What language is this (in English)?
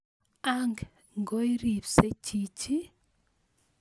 Kalenjin